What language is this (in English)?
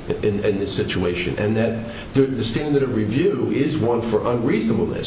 English